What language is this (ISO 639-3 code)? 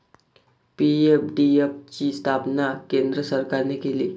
mar